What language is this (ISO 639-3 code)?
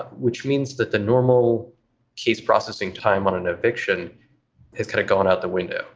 eng